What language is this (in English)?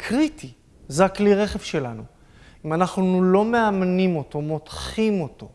Hebrew